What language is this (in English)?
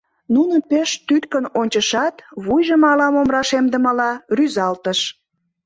Mari